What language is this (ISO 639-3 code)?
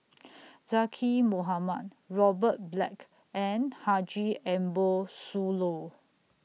eng